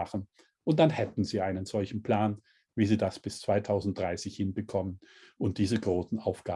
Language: German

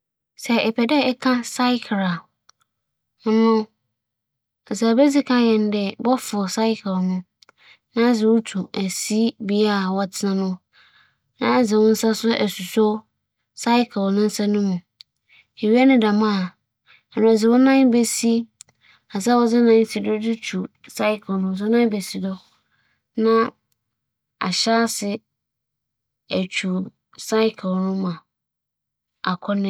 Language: Akan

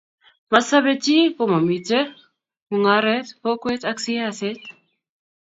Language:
Kalenjin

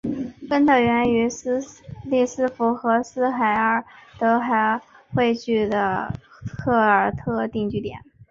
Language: Chinese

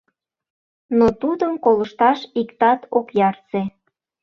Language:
Mari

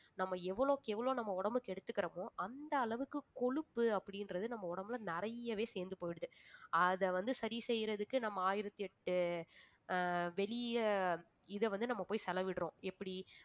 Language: Tamil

